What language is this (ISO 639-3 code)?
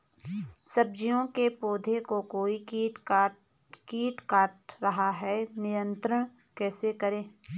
hin